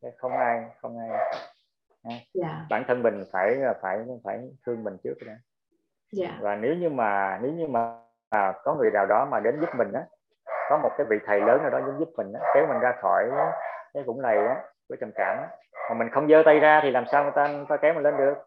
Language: Vietnamese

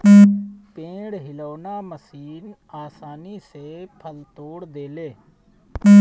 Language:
Bhojpuri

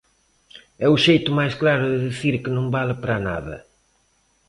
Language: Galician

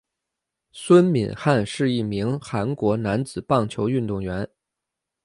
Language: Chinese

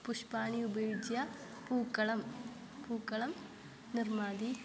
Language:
Sanskrit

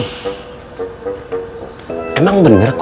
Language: Indonesian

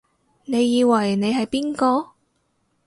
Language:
Cantonese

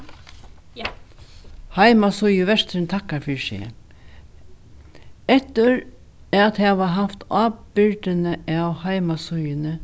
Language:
Faroese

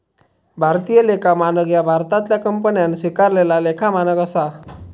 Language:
Marathi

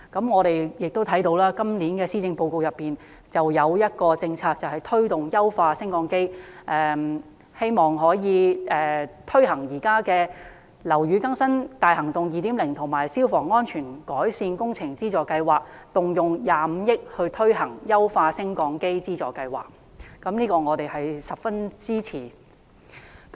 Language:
Cantonese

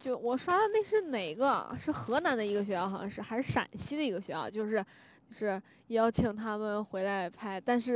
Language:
Chinese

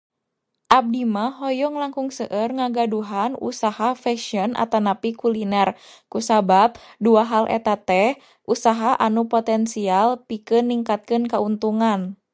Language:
Sundanese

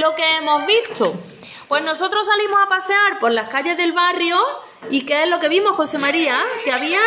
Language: Spanish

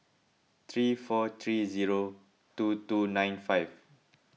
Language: English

